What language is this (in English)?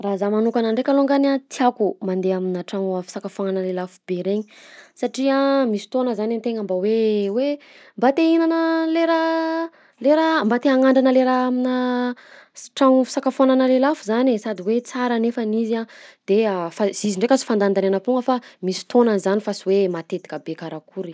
Southern Betsimisaraka Malagasy